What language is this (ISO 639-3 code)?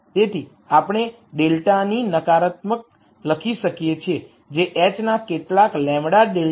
guj